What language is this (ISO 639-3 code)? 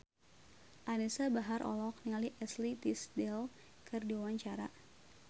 sun